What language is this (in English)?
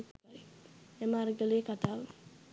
Sinhala